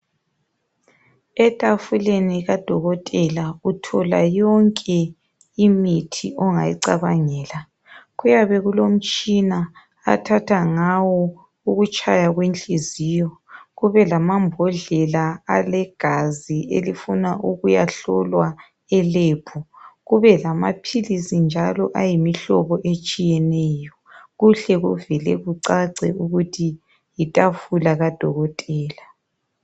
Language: North Ndebele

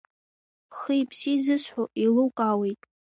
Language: Abkhazian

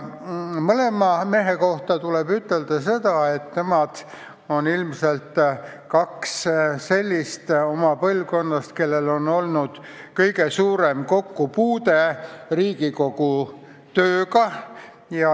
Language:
Estonian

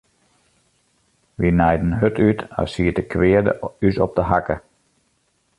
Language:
Western Frisian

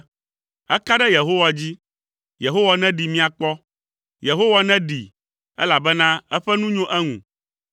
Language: Ewe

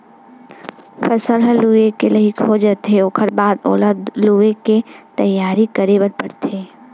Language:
Chhattisgarhi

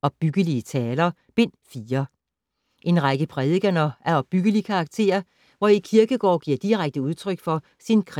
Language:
Danish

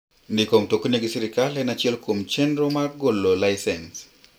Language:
Luo (Kenya and Tanzania)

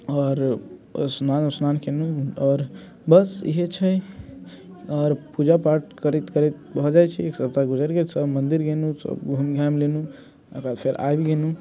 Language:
Maithili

